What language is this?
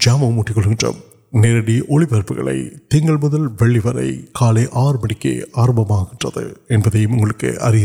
Urdu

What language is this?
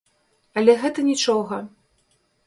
Belarusian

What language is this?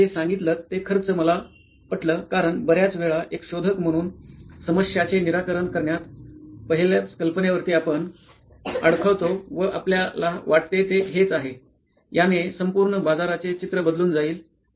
Marathi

